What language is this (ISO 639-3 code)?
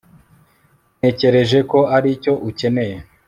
kin